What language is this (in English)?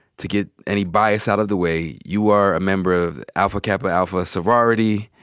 English